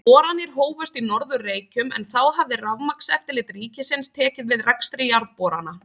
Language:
Icelandic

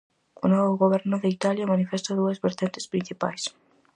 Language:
Galician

